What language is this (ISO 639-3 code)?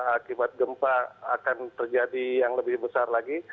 ind